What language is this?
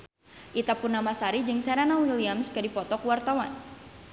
Sundanese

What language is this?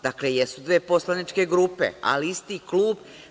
Serbian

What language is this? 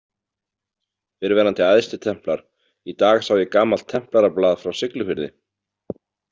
Icelandic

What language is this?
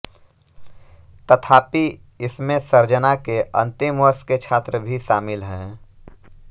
Hindi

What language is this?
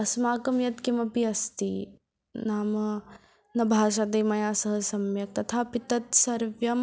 Sanskrit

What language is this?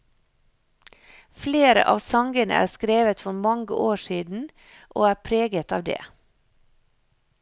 Norwegian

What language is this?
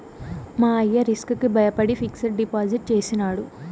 Telugu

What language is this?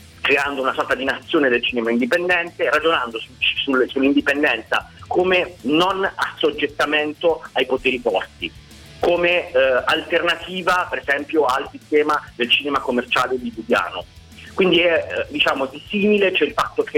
Italian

